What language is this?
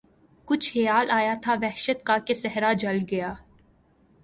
Urdu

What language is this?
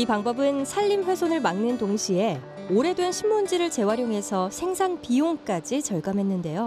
Korean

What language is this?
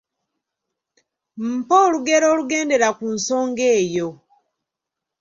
Ganda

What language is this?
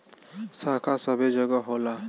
Bhojpuri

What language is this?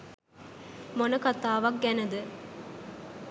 Sinhala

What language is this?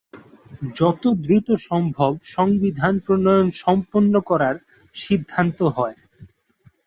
Bangla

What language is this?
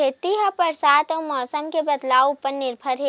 Chhattisgarhi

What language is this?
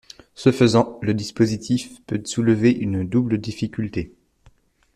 French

